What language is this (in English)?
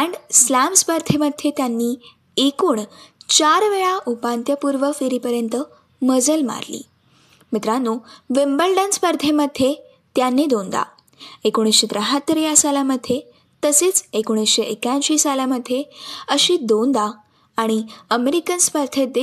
Marathi